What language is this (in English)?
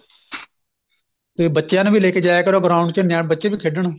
Punjabi